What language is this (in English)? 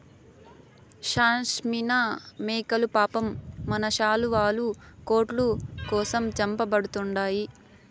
Telugu